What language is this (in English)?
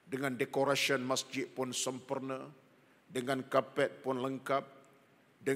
Malay